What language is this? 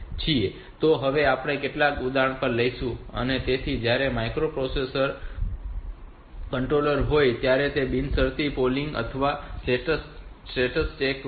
Gujarati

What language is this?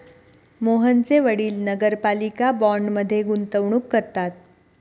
Marathi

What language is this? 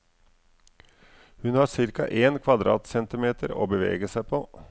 Norwegian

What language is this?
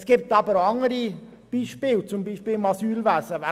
Swiss German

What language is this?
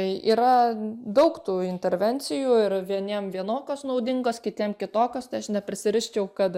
Lithuanian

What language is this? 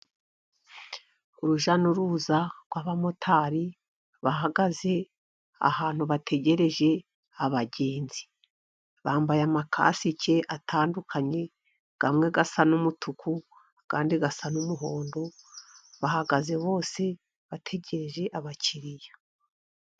Kinyarwanda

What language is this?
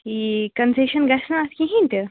Kashmiri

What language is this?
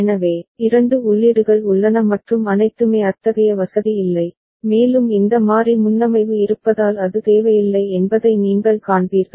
Tamil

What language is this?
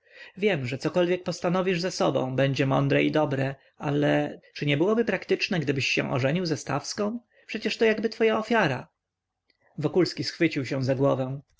Polish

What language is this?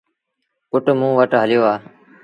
Sindhi Bhil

